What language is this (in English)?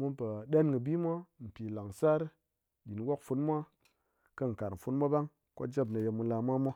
Ngas